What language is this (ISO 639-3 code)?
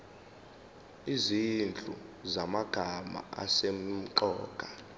zul